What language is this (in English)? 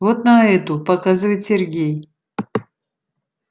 Russian